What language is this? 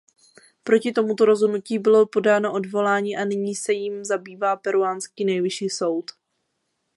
Czech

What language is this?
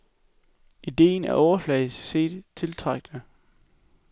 Danish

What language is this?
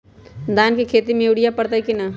Magahi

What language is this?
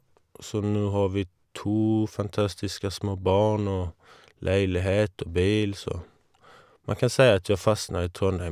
Norwegian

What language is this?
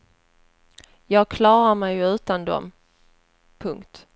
Swedish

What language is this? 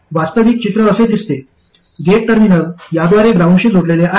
Marathi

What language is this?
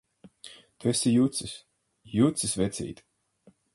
Latvian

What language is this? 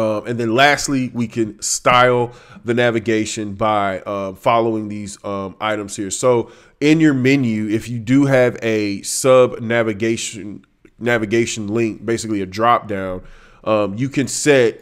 English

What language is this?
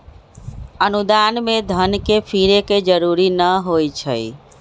Magahi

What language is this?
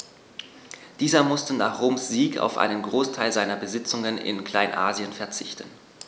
German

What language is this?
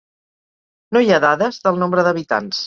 Catalan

